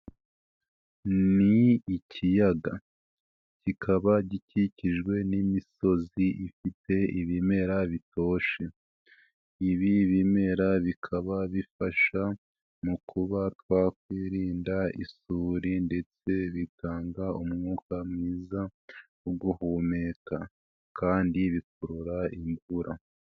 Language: Kinyarwanda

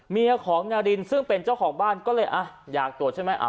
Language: Thai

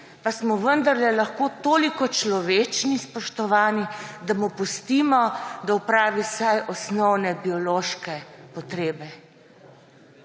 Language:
Slovenian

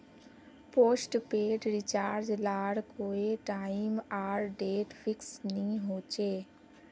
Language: Magahi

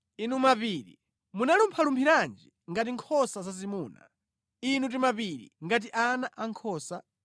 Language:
Nyanja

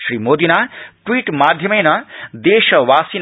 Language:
Sanskrit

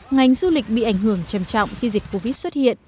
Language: Vietnamese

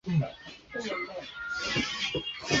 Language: Chinese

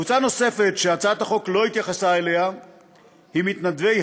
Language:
Hebrew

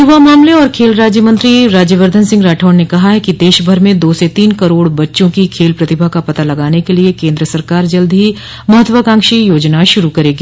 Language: Hindi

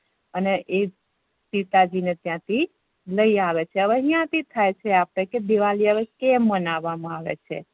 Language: Gujarati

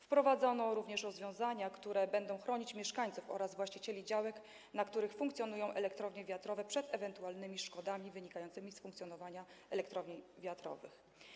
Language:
Polish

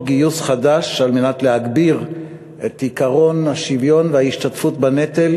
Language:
Hebrew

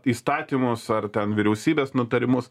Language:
Lithuanian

